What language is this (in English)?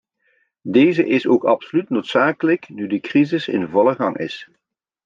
Dutch